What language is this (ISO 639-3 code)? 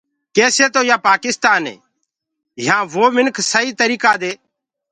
ggg